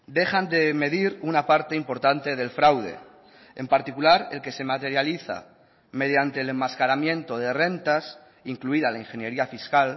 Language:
Spanish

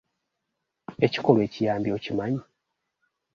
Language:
Ganda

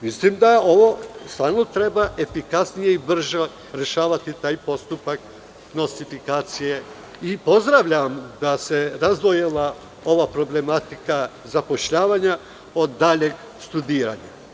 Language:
Serbian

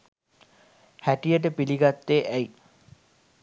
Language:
Sinhala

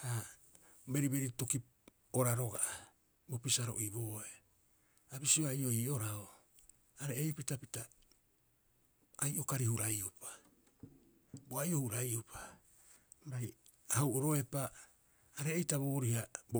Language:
Rapoisi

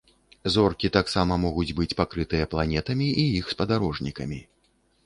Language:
Belarusian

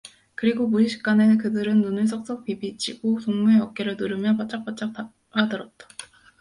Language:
Korean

